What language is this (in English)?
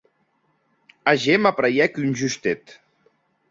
Occitan